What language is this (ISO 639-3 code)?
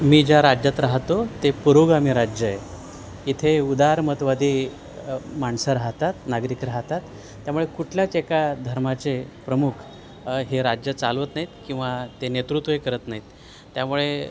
mar